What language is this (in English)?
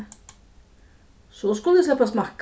Faroese